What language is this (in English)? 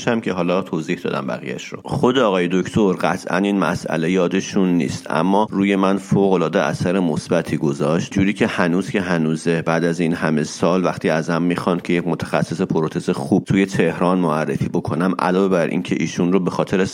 Persian